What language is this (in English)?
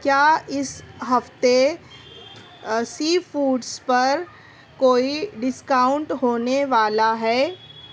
Urdu